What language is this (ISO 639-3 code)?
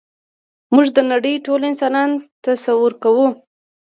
pus